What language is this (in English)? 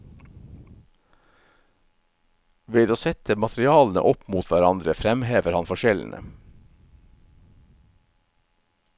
Norwegian